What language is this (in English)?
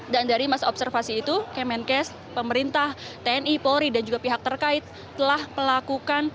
Indonesian